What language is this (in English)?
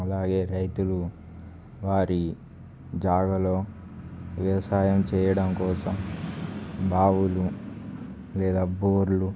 Telugu